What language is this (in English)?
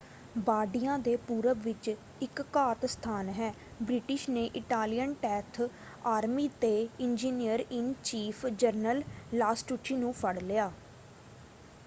Punjabi